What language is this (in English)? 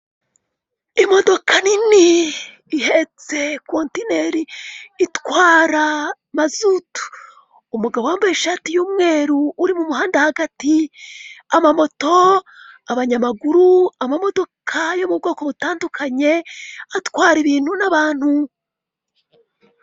Kinyarwanda